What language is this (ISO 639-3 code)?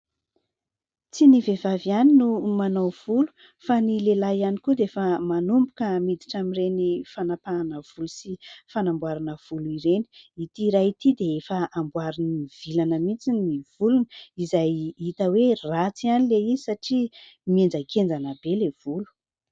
mlg